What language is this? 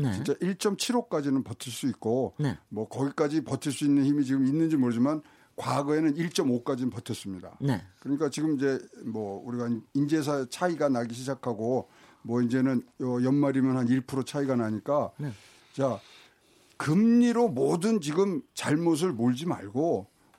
Korean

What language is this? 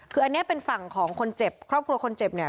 Thai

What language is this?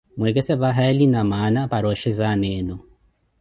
Koti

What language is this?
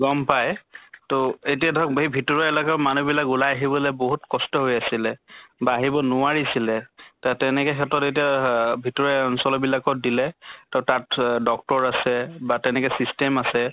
Assamese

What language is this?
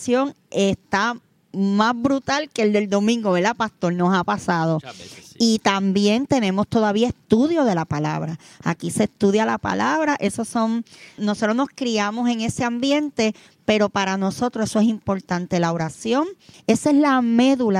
Spanish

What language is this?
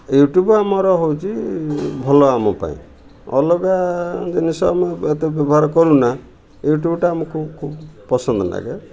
Odia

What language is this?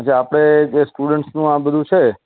Gujarati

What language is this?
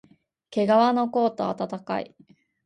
Japanese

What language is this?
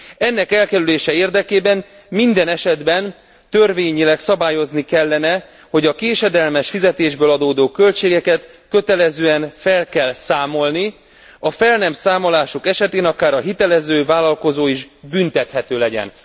Hungarian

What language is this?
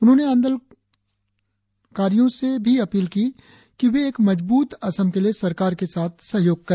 Hindi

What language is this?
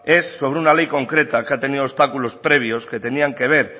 Spanish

